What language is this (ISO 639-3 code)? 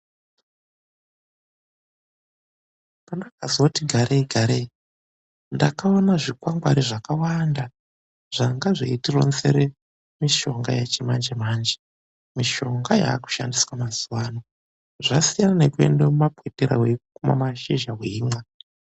ndc